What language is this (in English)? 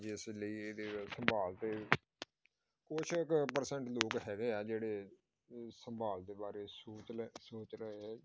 Punjabi